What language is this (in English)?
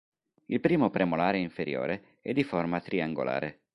Italian